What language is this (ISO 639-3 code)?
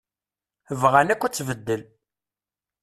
kab